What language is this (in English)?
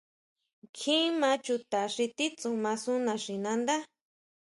Huautla Mazatec